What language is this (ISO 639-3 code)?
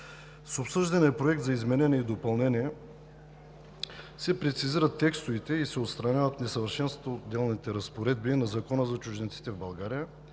bul